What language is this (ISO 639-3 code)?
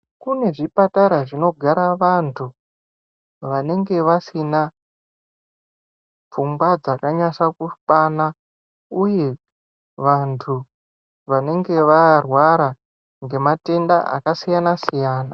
ndc